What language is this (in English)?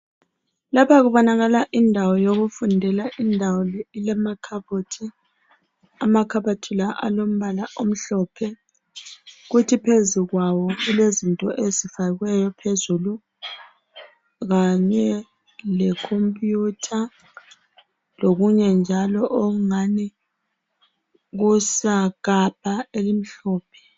North Ndebele